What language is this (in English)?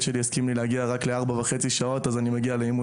Hebrew